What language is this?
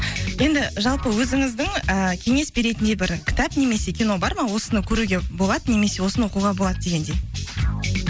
Kazakh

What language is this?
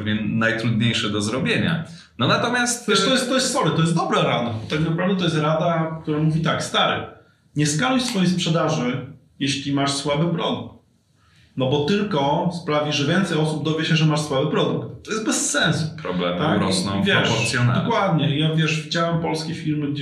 Polish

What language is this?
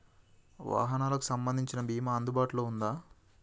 Telugu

